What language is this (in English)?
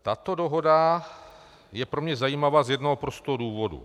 Czech